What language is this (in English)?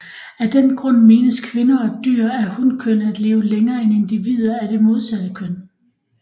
Danish